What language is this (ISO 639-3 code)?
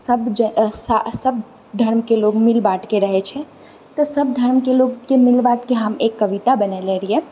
mai